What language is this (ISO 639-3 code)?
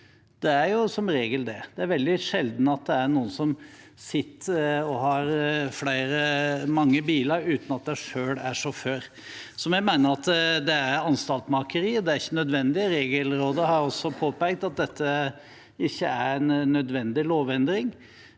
nor